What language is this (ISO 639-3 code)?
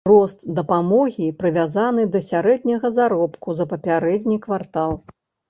bel